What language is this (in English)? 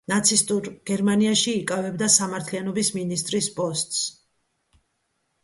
Georgian